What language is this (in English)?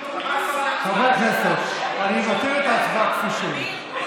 Hebrew